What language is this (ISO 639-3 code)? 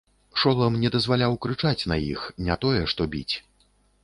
bel